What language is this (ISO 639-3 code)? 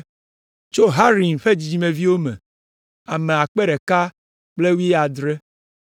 ewe